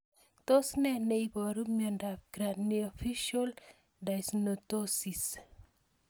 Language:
Kalenjin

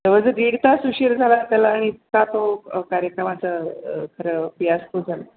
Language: Marathi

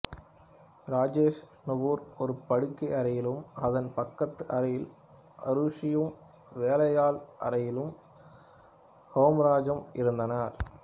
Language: Tamil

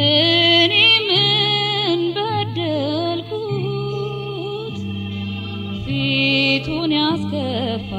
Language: Spanish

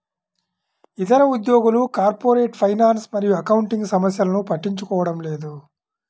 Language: Telugu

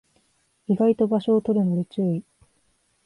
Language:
Japanese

